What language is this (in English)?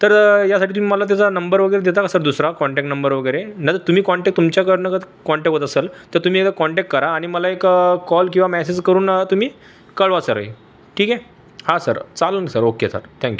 Marathi